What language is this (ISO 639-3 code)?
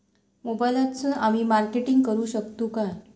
mar